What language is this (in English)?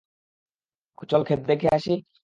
Bangla